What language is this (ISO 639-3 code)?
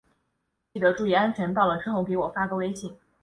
zho